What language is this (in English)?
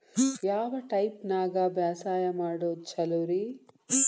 Kannada